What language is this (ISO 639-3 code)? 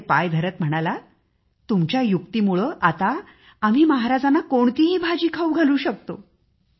mar